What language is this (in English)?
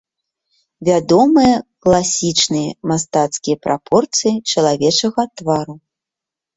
Belarusian